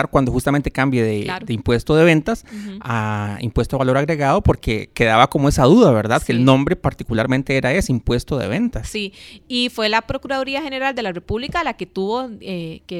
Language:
Spanish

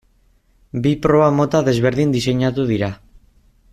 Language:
Basque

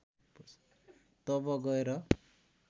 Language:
Nepali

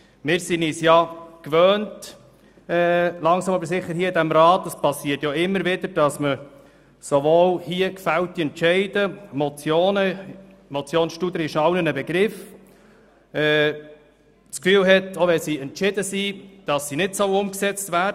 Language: Swiss German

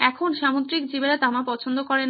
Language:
Bangla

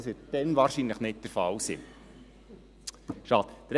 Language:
Swiss German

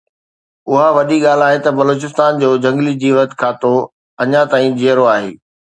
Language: Sindhi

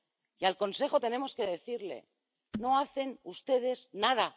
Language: Spanish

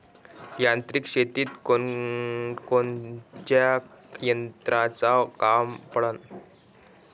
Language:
Marathi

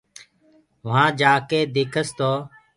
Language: Gurgula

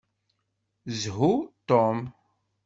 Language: Kabyle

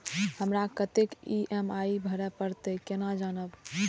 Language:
Maithili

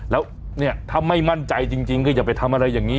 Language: Thai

